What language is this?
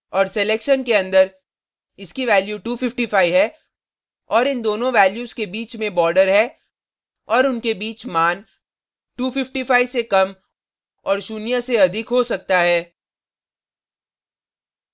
Hindi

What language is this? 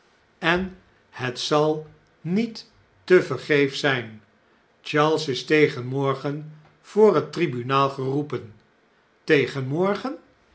Dutch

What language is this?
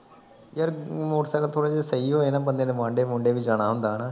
Punjabi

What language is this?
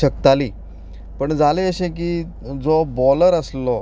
Konkani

